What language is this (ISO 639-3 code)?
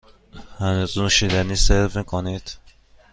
fas